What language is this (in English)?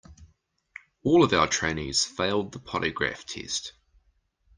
English